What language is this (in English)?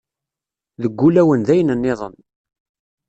Kabyle